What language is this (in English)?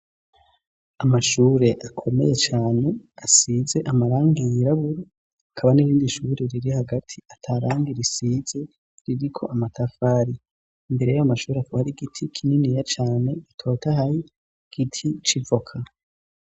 Rundi